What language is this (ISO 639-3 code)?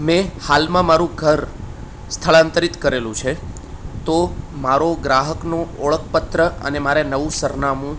guj